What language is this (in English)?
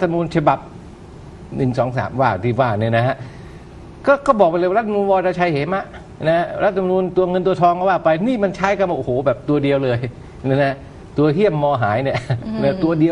Thai